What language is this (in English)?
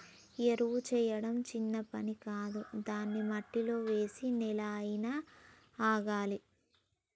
Telugu